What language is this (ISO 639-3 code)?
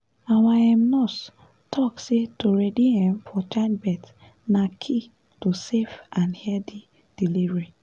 pcm